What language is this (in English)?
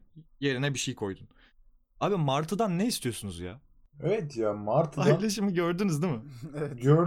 Turkish